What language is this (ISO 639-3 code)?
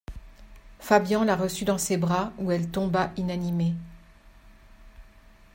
fra